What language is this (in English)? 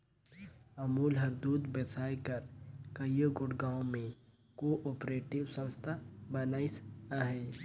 Chhattisgarhi